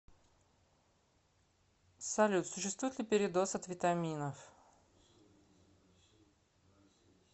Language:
Russian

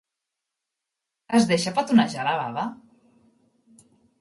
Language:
Catalan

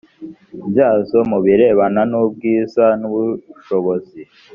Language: Kinyarwanda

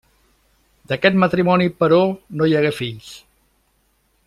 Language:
Catalan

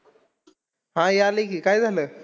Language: Marathi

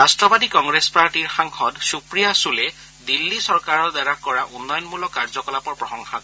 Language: Assamese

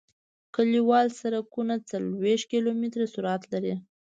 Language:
Pashto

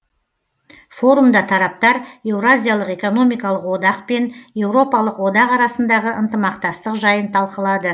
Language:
Kazakh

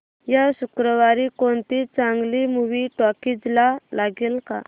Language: Marathi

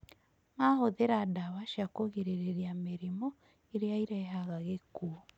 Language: Kikuyu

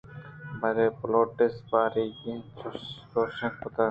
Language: Eastern Balochi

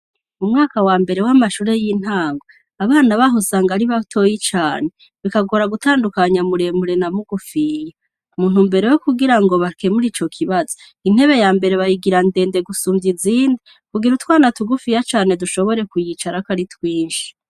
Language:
Rundi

